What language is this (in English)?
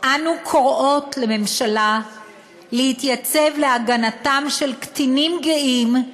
Hebrew